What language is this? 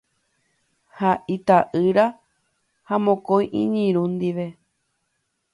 Guarani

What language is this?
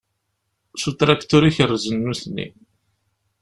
Kabyle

